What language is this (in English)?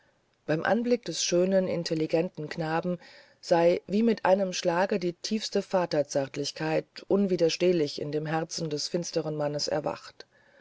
German